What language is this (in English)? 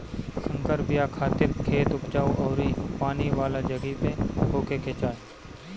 Bhojpuri